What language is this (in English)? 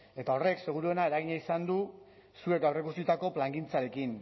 Basque